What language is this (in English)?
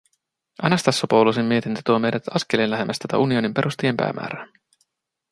Finnish